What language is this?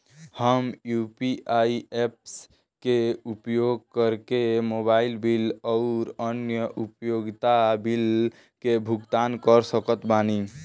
Bhojpuri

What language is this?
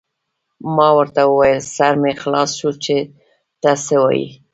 Pashto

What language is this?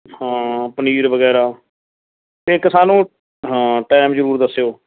Punjabi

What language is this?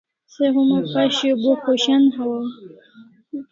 Kalasha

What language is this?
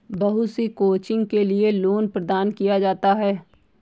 Hindi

